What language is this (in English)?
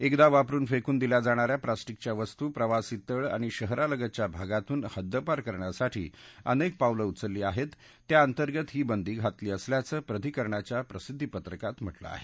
Marathi